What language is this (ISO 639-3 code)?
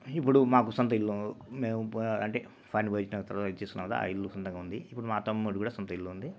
tel